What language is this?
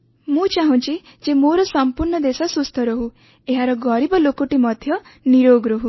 Odia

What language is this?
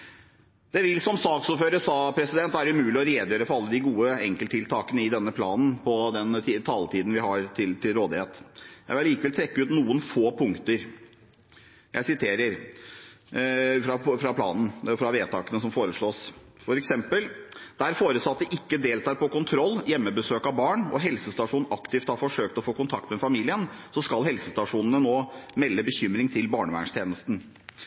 Norwegian Bokmål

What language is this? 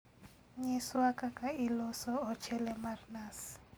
Luo (Kenya and Tanzania)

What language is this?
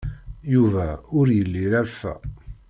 Kabyle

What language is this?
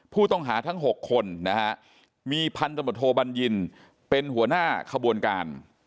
Thai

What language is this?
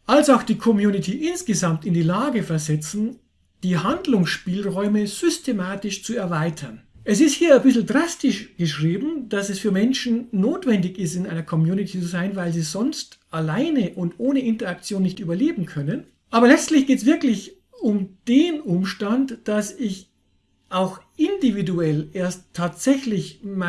German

